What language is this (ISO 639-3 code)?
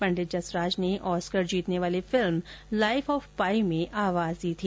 hin